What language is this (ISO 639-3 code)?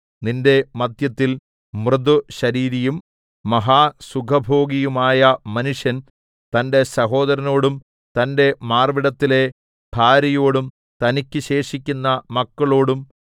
mal